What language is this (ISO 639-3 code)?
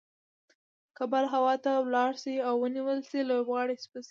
pus